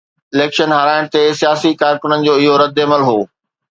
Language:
Sindhi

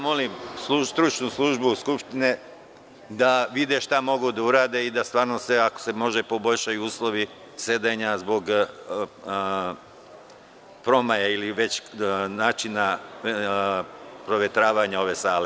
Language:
Serbian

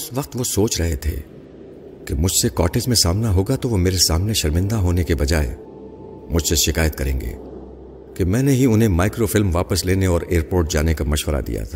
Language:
Urdu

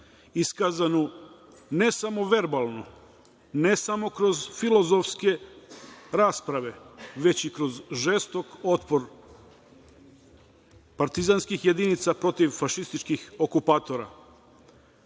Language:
Serbian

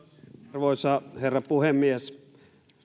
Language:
Finnish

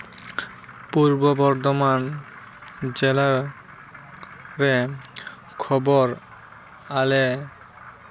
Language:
Santali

